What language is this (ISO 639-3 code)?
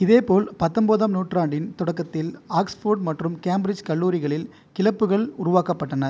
tam